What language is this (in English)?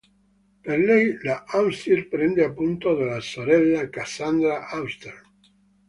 Italian